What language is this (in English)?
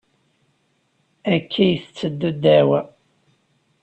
Kabyle